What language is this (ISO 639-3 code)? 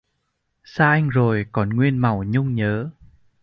vie